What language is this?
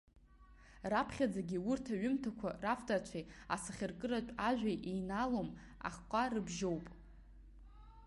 Abkhazian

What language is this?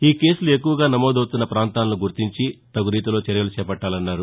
Telugu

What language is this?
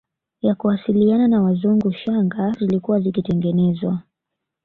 Swahili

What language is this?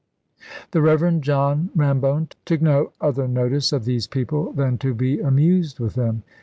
English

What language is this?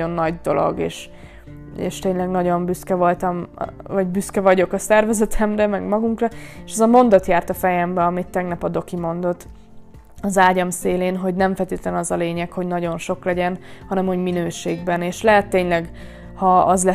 Hungarian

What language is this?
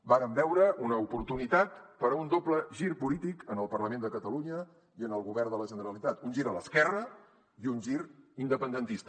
Catalan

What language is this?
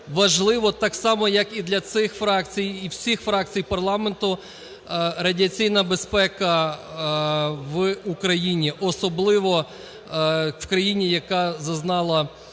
Ukrainian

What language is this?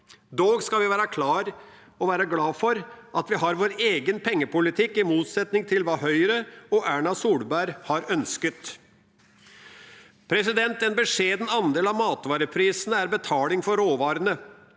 Norwegian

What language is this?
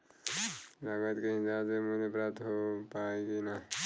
Bhojpuri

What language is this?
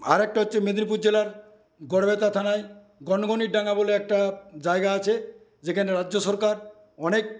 Bangla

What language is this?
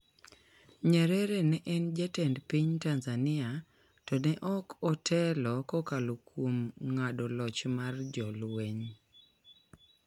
Luo (Kenya and Tanzania)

